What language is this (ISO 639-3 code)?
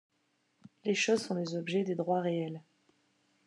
fra